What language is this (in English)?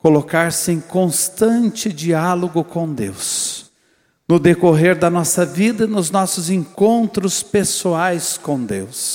Portuguese